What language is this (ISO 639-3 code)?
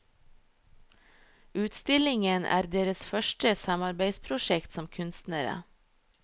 nor